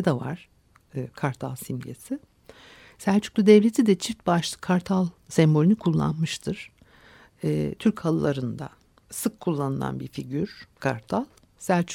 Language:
Turkish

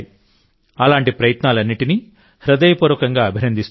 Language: Telugu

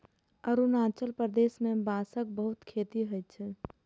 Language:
Maithili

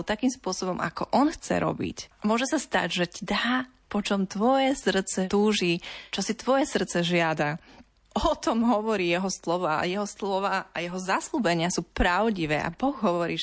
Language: Slovak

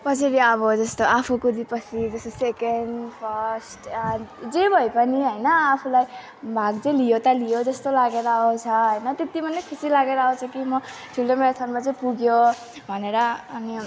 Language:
Nepali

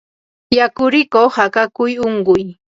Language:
Ambo-Pasco Quechua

